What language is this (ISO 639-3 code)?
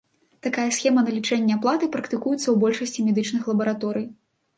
bel